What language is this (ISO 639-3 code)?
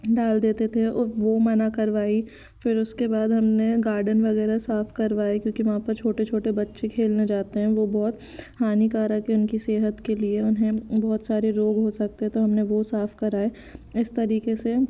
hin